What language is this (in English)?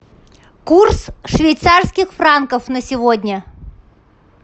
Russian